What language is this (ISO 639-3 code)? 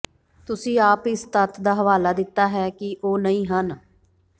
pan